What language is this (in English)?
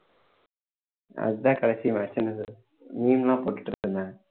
Tamil